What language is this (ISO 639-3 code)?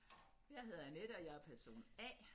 dan